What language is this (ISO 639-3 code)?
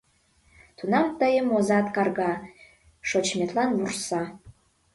chm